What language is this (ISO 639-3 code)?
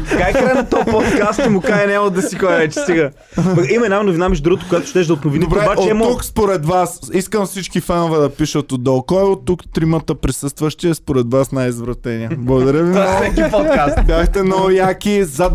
bul